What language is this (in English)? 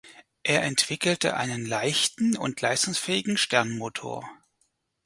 German